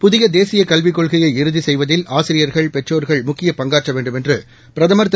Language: Tamil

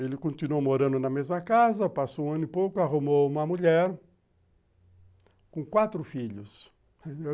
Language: Portuguese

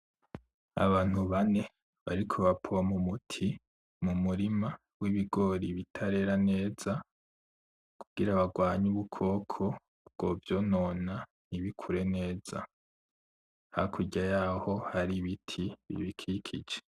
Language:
Rundi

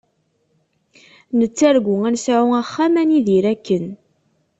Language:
Kabyle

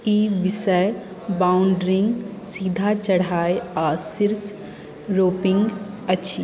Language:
Maithili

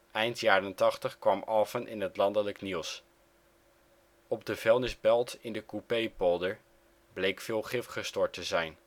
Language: Dutch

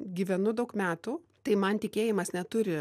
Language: Lithuanian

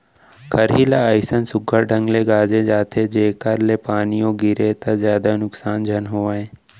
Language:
Chhattisgarhi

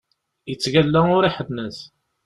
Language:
Kabyle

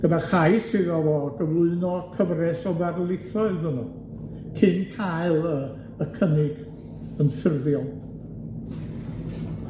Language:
Welsh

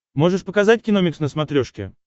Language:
Russian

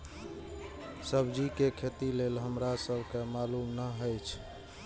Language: Maithili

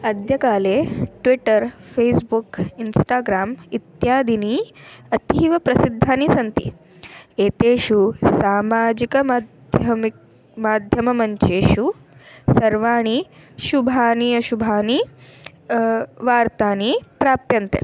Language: Sanskrit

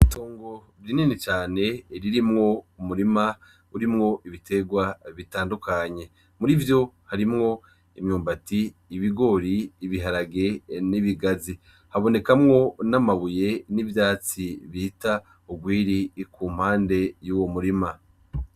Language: Rundi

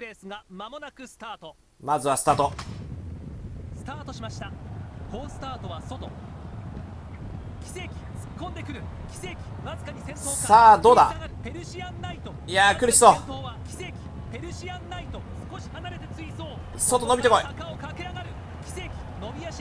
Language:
Japanese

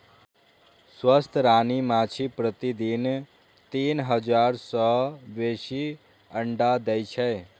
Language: Maithili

